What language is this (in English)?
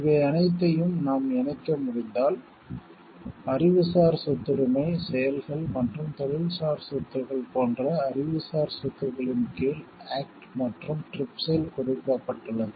Tamil